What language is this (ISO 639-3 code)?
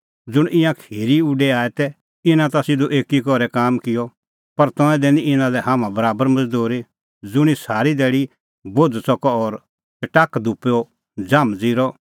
kfx